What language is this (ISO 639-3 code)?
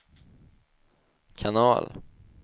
swe